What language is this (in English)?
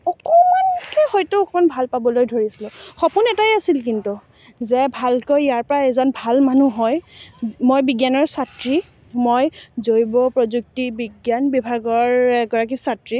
Assamese